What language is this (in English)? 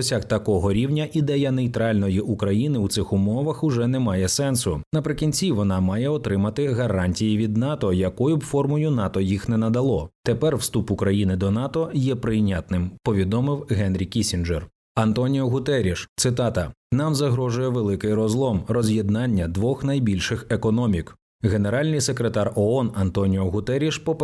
Ukrainian